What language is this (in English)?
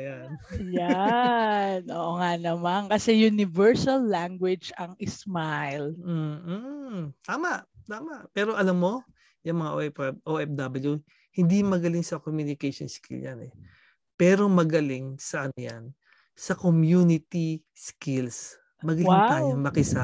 Filipino